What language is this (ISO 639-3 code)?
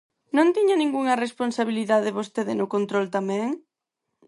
glg